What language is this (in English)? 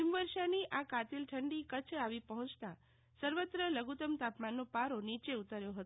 Gujarati